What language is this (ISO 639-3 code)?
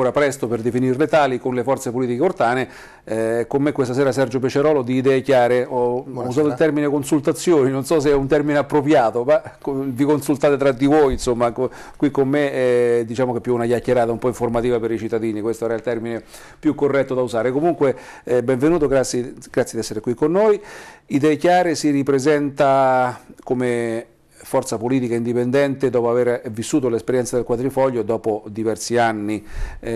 ita